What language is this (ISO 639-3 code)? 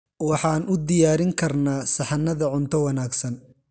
som